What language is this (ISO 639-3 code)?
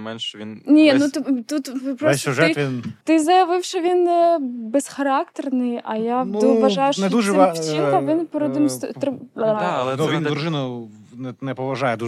ukr